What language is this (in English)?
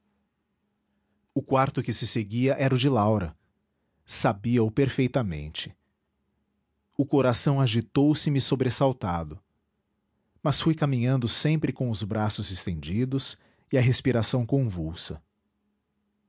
Portuguese